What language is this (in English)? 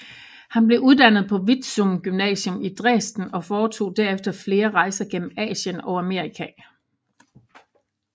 Danish